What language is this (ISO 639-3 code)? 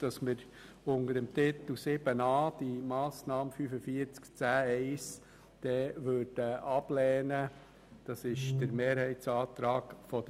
gsw